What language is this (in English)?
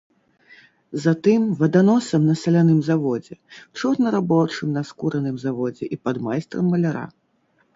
Belarusian